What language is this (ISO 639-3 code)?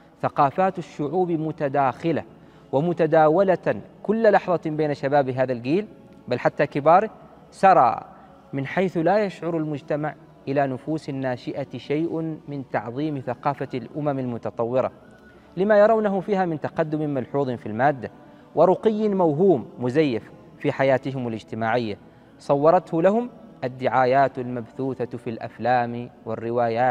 ara